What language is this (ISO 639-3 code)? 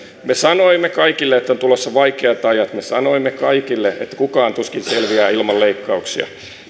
fin